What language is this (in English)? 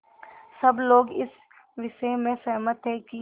Hindi